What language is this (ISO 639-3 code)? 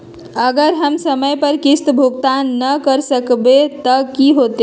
mag